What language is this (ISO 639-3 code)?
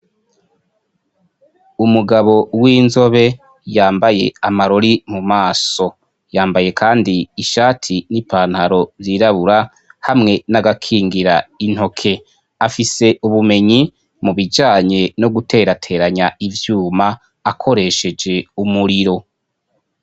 run